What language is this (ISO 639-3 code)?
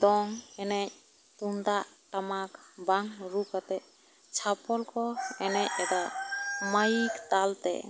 sat